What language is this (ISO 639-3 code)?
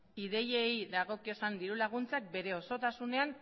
eus